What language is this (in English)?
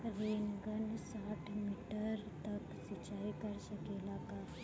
Bhojpuri